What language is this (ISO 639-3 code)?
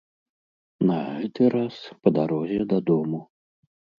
bel